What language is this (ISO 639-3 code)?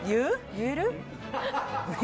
jpn